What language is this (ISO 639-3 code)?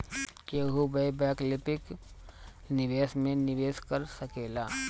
bho